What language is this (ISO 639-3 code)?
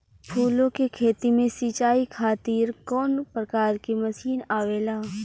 bho